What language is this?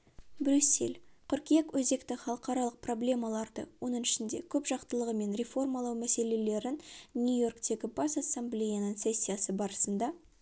Kazakh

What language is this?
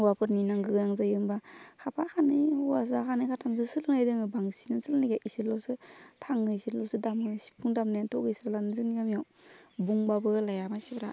Bodo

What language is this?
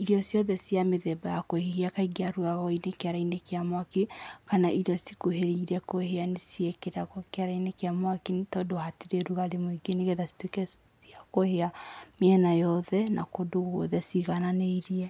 Kikuyu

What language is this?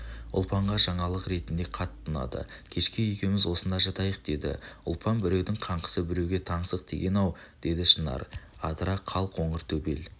Kazakh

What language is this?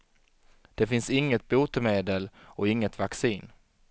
Swedish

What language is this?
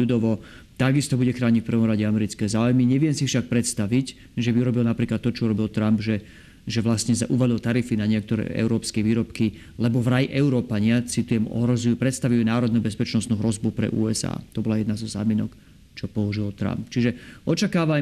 Slovak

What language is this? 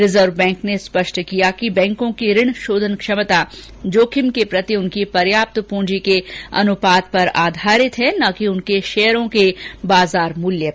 Hindi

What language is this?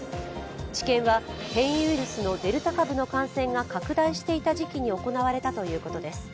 Japanese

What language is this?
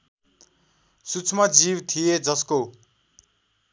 Nepali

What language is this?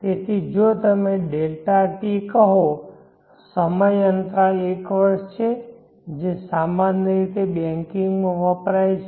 Gujarati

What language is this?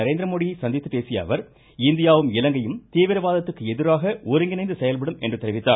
Tamil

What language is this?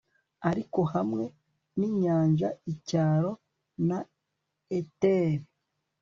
Kinyarwanda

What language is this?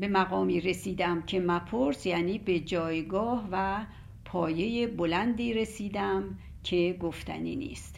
Persian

